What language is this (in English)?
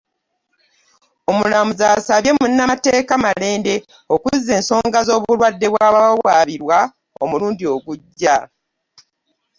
Ganda